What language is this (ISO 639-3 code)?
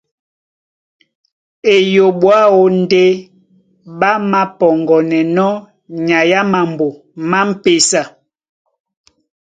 dua